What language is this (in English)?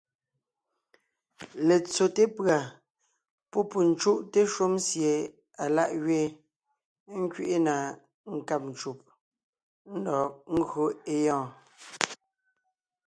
Ngiemboon